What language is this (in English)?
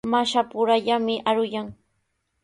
Sihuas Ancash Quechua